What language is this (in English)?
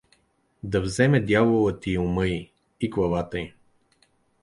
Bulgarian